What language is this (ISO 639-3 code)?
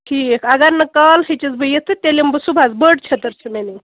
kas